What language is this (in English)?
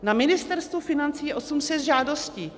Czech